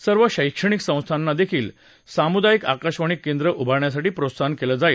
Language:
Marathi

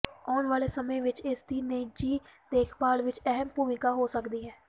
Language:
Punjabi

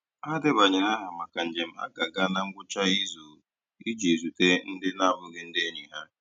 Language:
Igbo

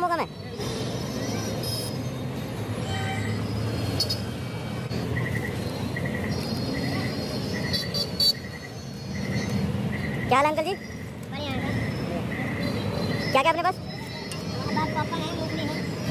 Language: Indonesian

